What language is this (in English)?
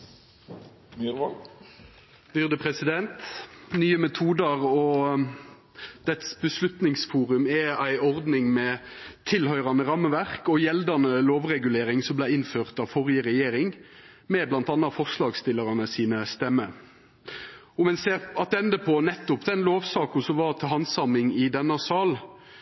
Norwegian Nynorsk